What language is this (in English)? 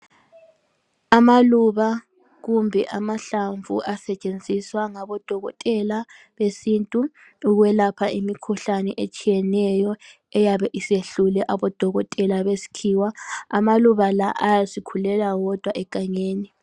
North Ndebele